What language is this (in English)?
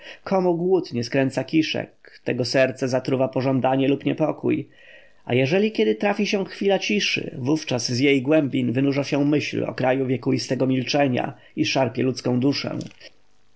Polish